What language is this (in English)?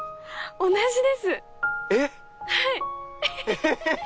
Japanese